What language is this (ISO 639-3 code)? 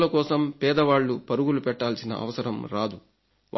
tel